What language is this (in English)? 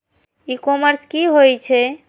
Maithili